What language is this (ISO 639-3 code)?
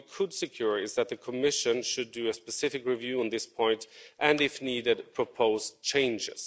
eng